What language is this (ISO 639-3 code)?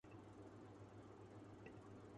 urd